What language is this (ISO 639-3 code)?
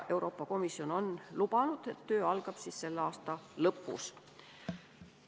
est